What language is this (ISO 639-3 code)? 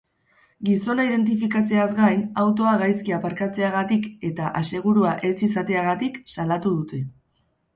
eus